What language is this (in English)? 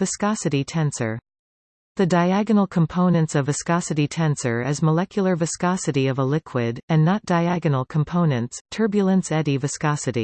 English